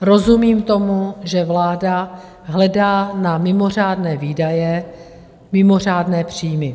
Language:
Czech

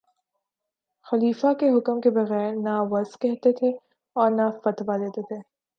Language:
Urdu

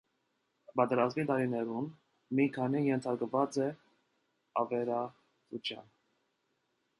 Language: Armenian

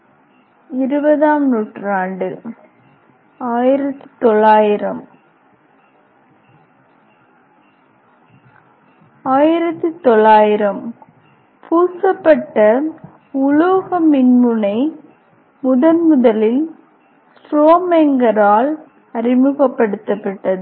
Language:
Tamil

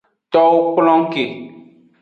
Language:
Aja (Benin)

